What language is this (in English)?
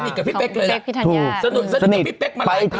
Thai